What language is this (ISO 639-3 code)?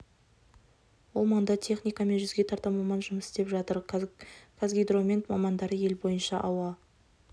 kaz